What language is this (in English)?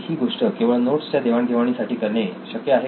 Marathi